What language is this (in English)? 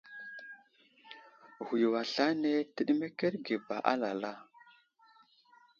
Wuzlam